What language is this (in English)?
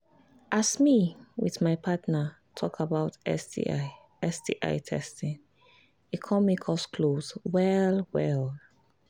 Nigerian Pidgin